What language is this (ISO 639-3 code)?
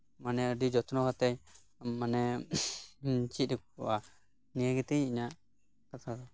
sat